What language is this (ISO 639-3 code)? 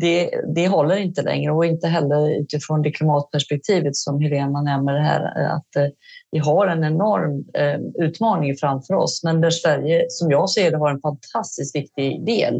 swe